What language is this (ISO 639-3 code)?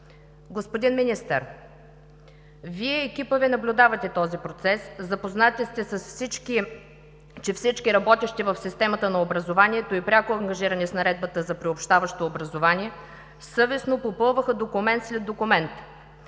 bul